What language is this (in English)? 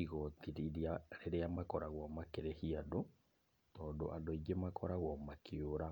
Kikuyu